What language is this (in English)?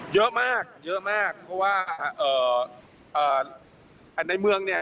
Thai